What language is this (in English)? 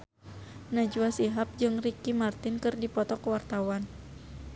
Sundanese